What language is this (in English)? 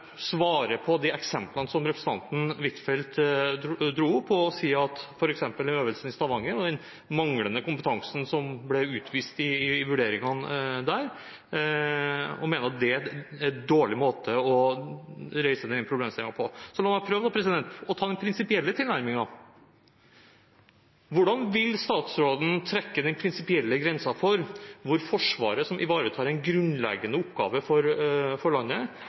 Norwegian Bokmål